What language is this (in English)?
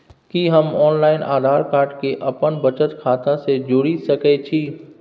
Maithili